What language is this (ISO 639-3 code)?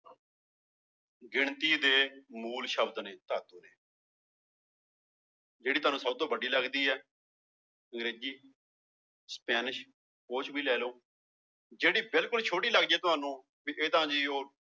pan